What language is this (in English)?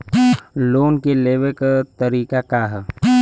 Bhojpuri